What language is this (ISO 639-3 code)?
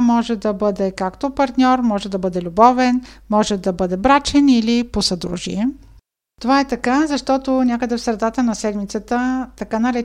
bul